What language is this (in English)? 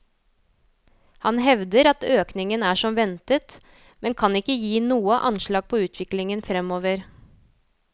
Norwegian